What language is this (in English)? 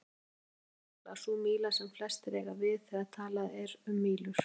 Icelandic